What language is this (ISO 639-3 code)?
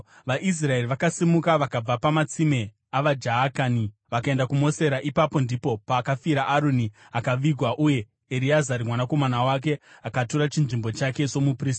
sna